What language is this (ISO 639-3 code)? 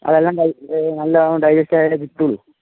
mal